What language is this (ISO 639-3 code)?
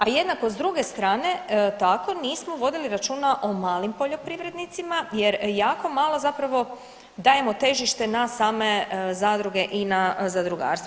hrv